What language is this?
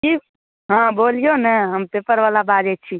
Maithili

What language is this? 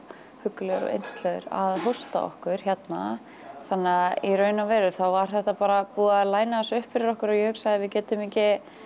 Icelandic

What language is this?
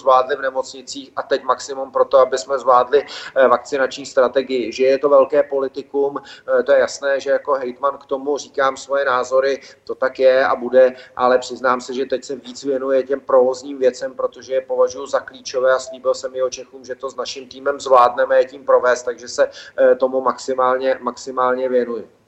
Czech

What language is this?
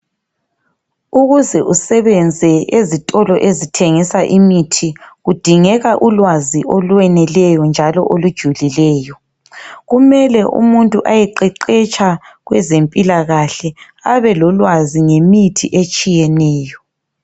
North Ndebele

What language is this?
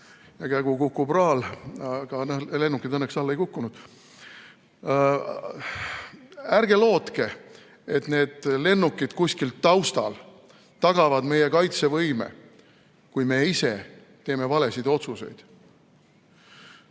Estonian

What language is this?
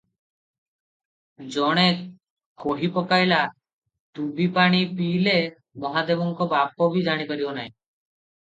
Odia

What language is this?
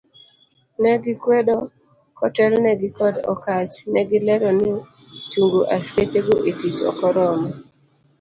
Luo (Kenya and Tanzania)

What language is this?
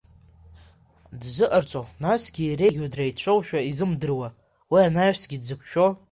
Abkhazian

